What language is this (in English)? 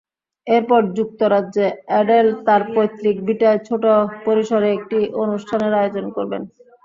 Bangla